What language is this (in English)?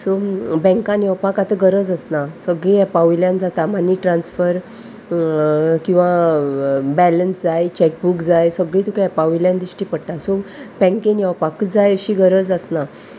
Konkani